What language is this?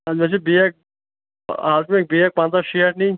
Kashmiri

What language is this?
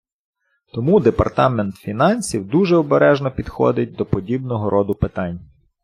Ukrainian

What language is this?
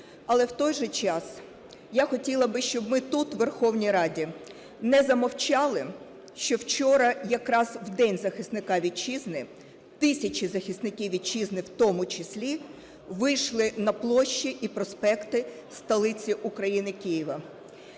Ukrainian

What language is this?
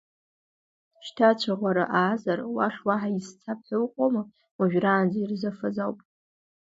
Abkhazian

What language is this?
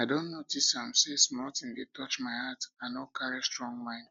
Nigerian Pidgin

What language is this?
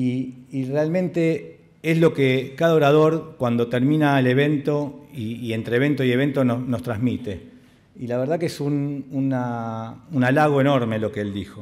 Spanish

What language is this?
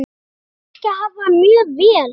Icelandic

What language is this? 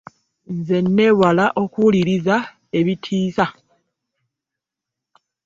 Ganda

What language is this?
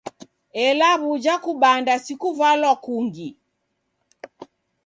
Taita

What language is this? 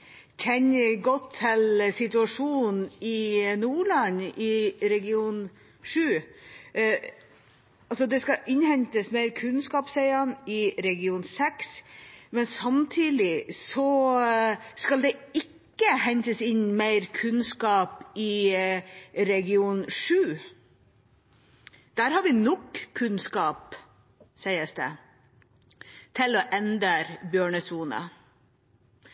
Norwegian Bokmål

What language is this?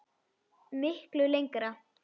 Icelandic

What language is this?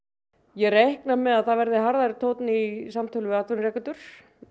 Icelandic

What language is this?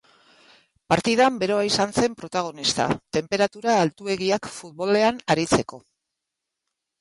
Basque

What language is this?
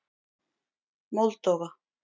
Icelandic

